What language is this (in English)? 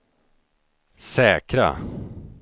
Swedish